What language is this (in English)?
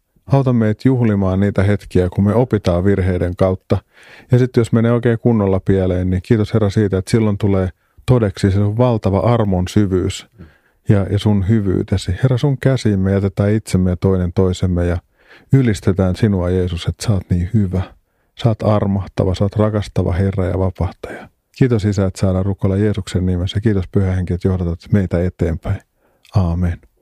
Finnish